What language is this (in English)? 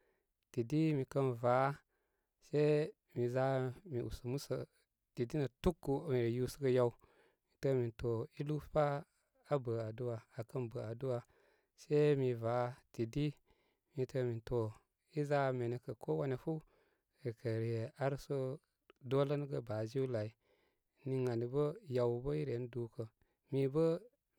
Koma